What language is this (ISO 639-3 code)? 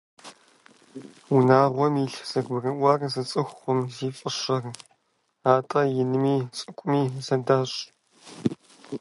kbd